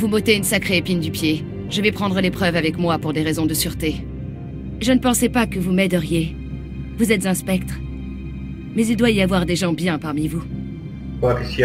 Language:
French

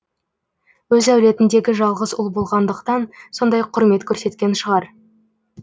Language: Kazakh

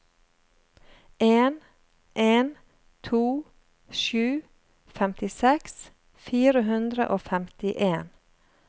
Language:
Norwegian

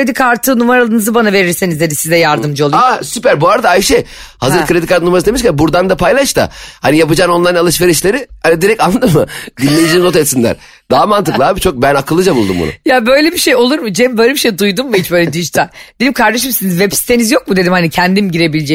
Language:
Turkish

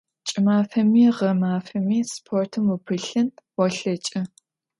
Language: Adyghe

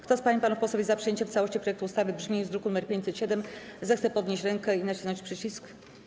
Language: Polish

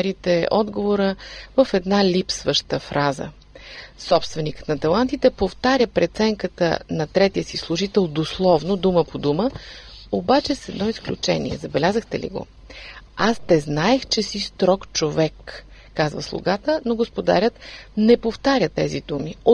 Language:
Bulgarian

